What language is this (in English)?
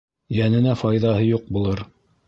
Bashkir